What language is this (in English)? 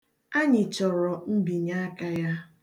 Igbo